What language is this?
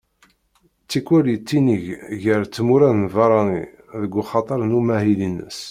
Kabyle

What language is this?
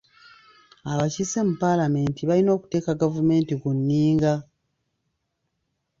Ganda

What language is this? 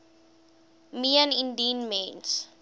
Afrikaans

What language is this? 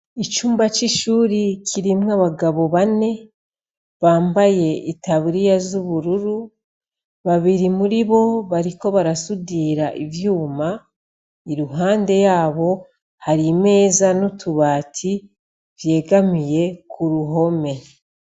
Rundi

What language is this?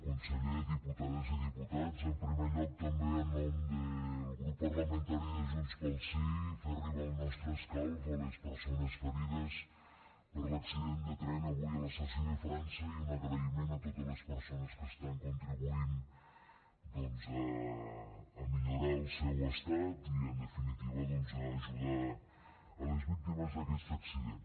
Catalan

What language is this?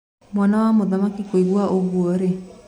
Kikuyu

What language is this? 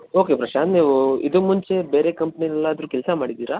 Kannada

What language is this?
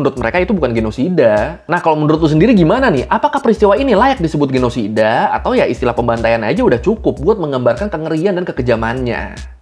Indonesian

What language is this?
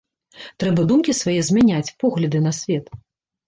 Belarusian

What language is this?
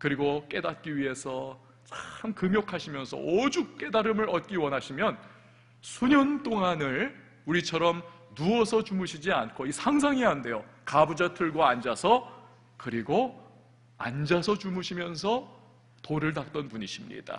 Korean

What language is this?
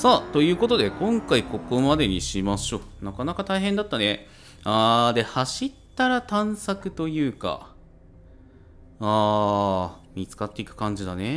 Japanese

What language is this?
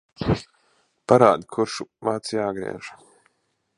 Latvian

